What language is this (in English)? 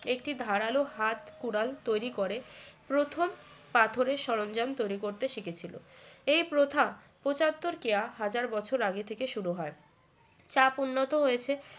Bangla